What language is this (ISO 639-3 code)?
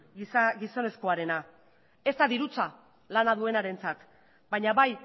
eus